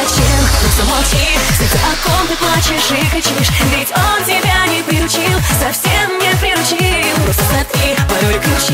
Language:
Russian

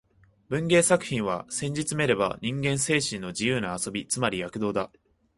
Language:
Japanese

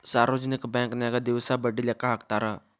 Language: Kannada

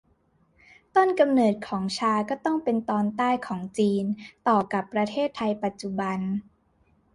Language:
Thai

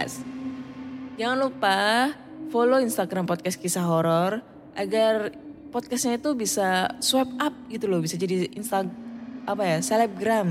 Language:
Indonesian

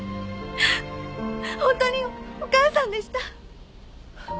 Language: Japanese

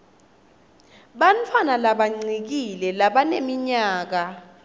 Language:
Swati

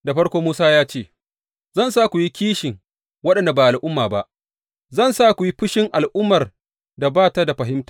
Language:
Hausa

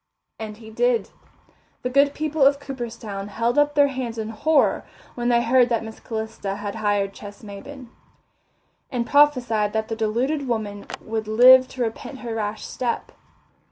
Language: English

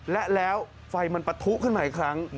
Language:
Thai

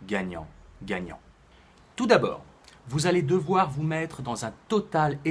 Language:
French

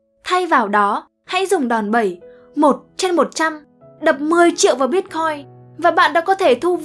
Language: Vietnamese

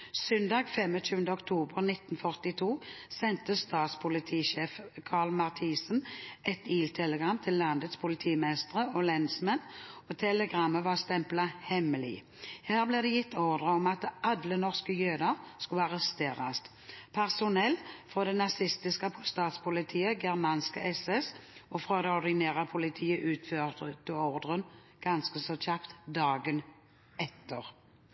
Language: Norwegian Bokmål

